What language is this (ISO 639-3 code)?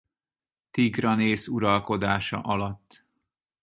hun